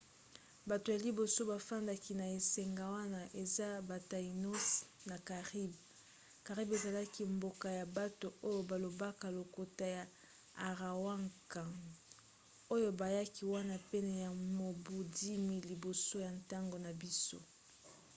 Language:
Lingala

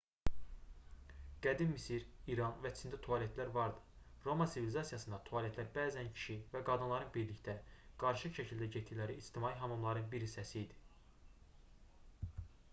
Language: Azerbaijani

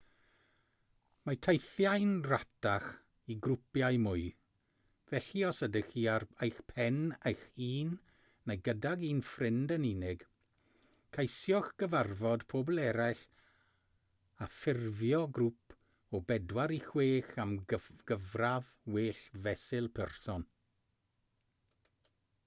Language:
Welsh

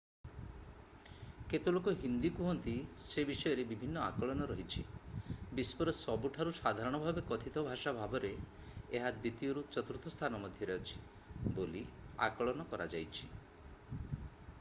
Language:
Odia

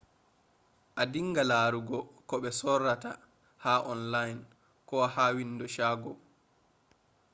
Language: Fula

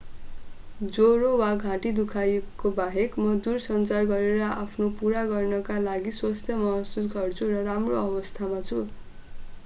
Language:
Nepali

